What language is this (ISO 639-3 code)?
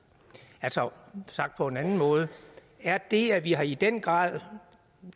dan